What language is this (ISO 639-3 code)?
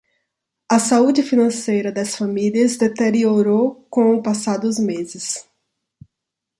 por